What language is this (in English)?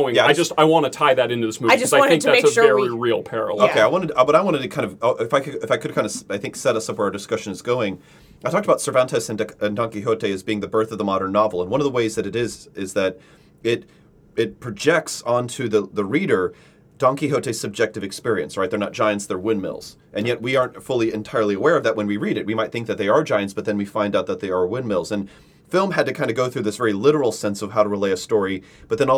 English